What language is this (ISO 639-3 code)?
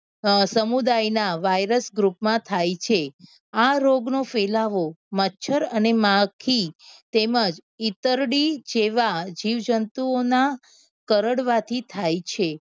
guj